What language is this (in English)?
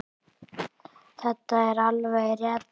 Icelandic